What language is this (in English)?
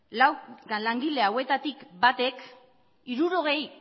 Basque